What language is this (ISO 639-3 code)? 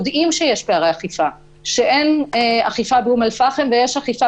heb